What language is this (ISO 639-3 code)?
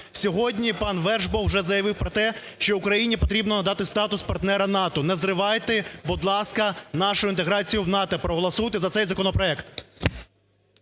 ukr